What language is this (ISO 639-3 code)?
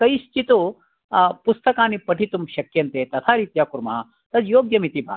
san